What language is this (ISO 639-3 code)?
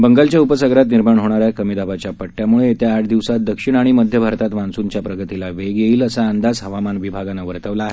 mar